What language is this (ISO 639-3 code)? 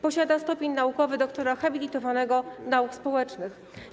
pol